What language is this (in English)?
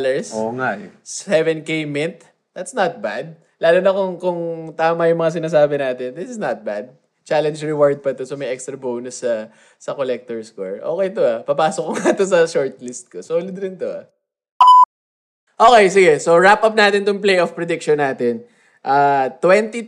Filipino